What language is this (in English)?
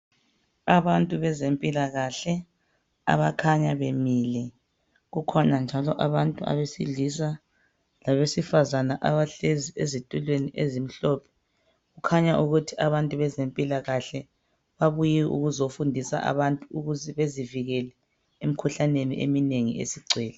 North Ndebele